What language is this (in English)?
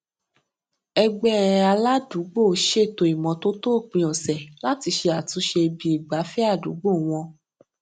Yoruba